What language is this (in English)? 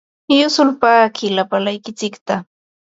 Ambo-Pasco Quechua